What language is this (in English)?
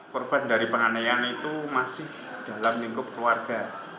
Indonesian